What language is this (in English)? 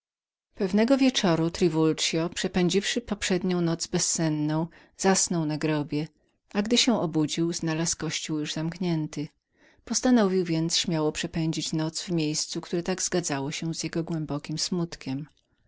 Polish